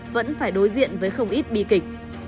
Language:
Vietnamese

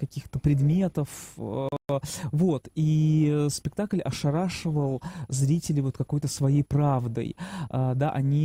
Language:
Russian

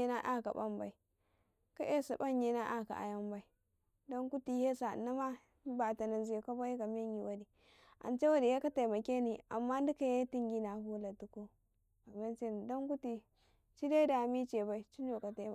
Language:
Karekare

